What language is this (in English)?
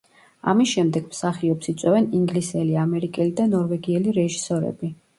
Georgian